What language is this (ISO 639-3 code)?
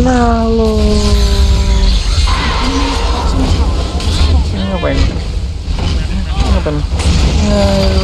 eng